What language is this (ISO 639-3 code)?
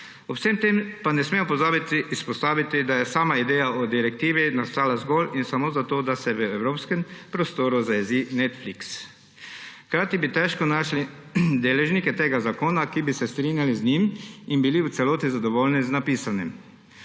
slv